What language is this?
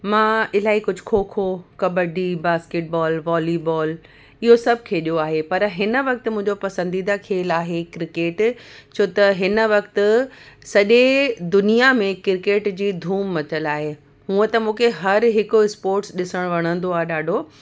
Sindhi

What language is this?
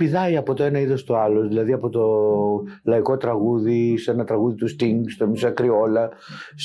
Greek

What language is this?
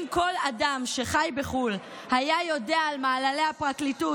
Hebrew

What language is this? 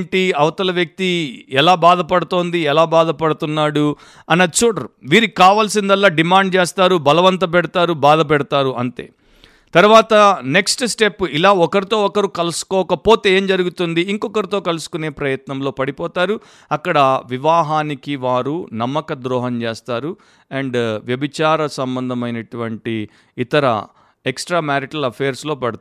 Telugu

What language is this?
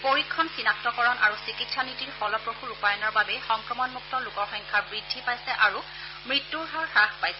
Assamese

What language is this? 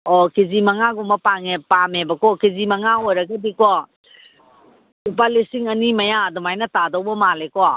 Manipuri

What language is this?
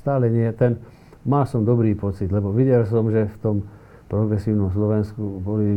Slovak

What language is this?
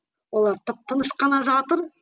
Kazakh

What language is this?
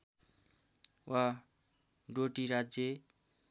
Nepali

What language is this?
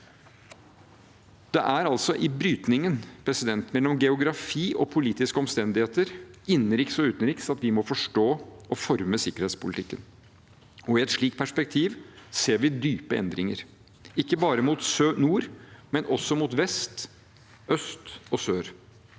Norwegian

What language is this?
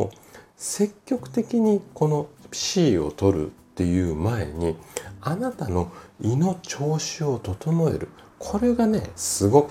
Japanese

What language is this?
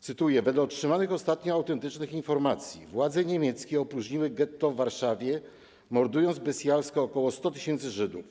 Polish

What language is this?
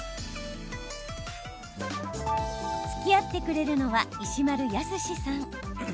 Japanese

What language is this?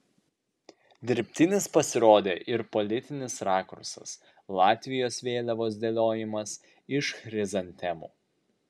Lithuanian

